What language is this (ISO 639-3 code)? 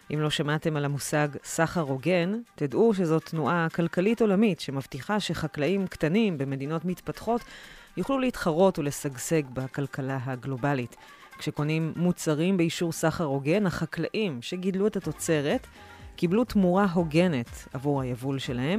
heb